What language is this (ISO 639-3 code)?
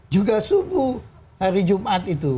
ind